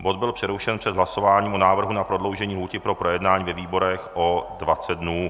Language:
Czech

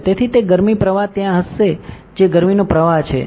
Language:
Gujarati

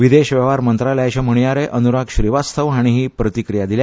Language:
Konkani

